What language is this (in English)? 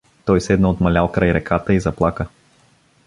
Bulgarian